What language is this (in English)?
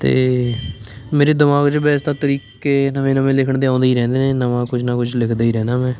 Punjabi